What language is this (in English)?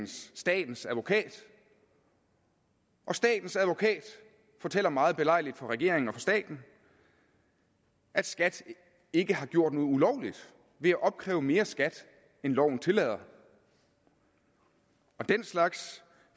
Danish